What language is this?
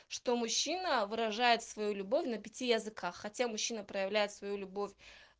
Russian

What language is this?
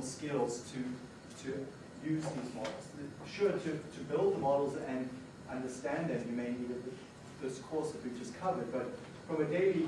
English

